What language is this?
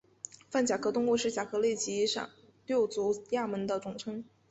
Chinese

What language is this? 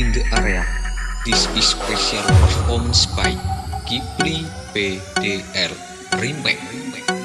Indonesian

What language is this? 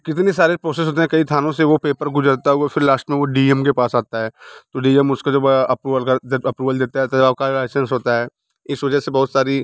Hindi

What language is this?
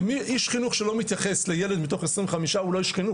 Hebrew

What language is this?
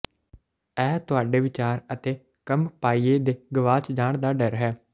Punjabi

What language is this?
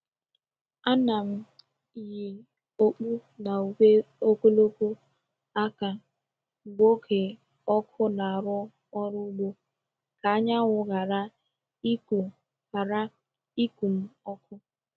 Igbo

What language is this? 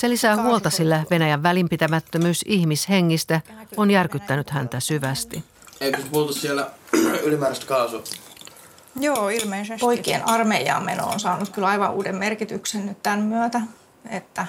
Finnish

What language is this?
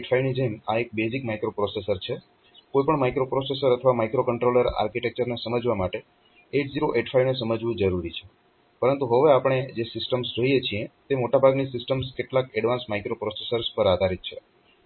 Gujarati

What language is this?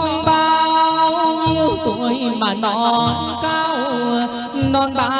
Vietnamese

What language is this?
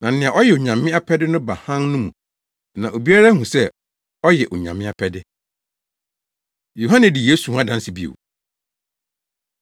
Akan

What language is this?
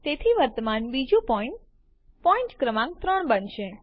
Gujarati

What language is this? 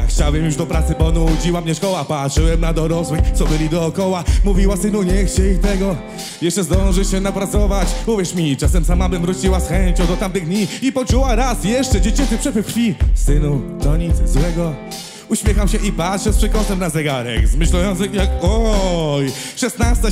Polish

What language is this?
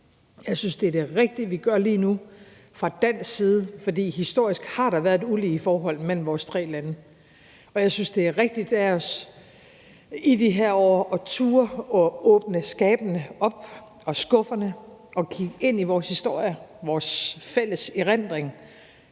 Danish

